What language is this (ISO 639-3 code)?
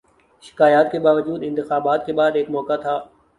urd